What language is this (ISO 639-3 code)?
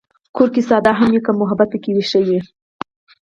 pus